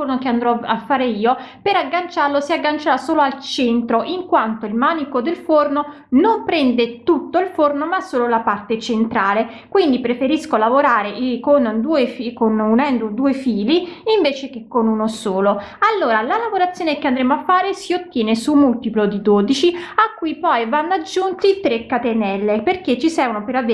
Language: Italian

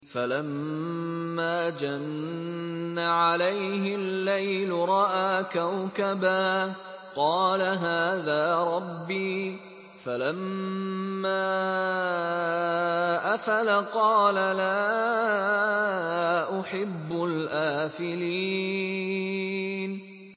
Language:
Arabic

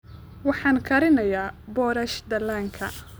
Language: Somali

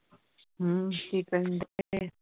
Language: Punjabi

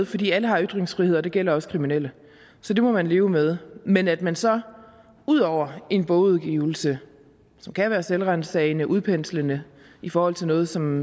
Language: Danish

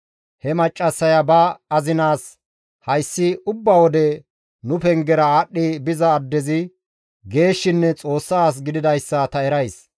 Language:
Gamo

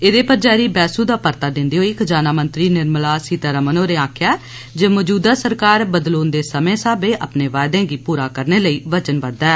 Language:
Dogri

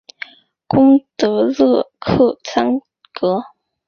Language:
Chinese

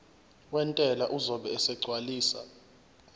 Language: Zulu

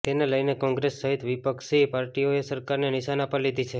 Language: Gujarati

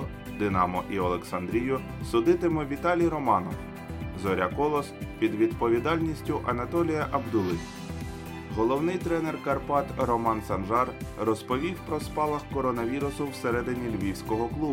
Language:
Ukrainian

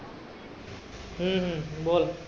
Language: Marathi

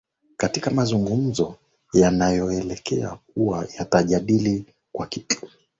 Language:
Swahili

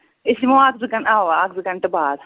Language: Kashmiri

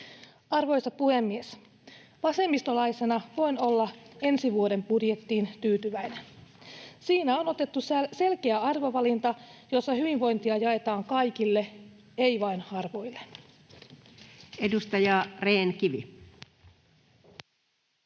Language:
Finnish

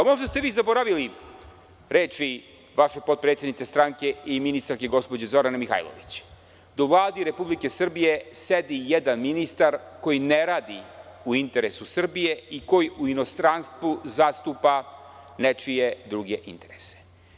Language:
Serbian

